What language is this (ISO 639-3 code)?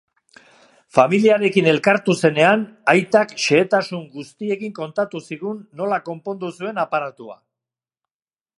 eus